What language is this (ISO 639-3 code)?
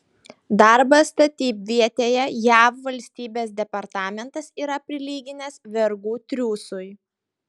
lit